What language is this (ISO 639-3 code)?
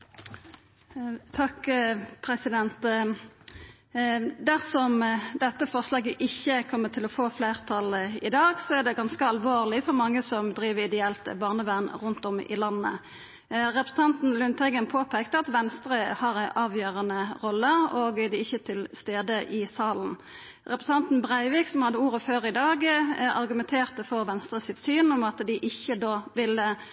nno